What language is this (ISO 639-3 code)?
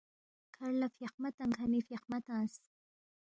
bft